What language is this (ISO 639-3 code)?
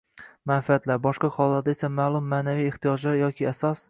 uzb